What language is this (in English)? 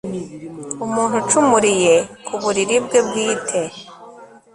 Kinyarwanda